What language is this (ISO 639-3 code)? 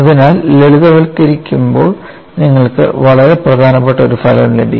mal